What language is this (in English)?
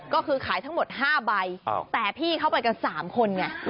Thai